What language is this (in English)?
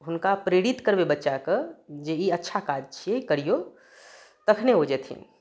Maithili